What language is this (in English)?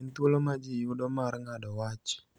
Luo (Kenya and Tanzania)